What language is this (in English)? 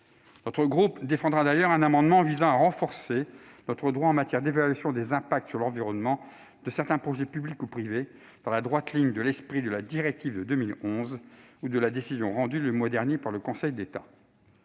French